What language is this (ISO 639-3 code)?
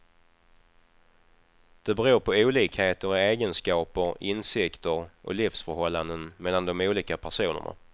swe